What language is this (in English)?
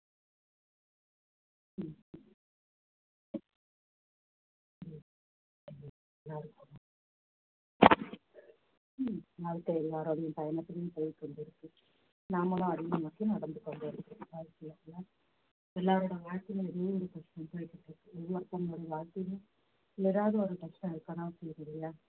Tamil